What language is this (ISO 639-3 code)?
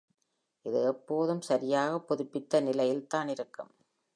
tam